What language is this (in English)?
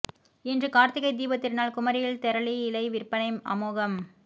Tamil